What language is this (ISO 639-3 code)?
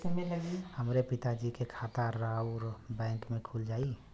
bho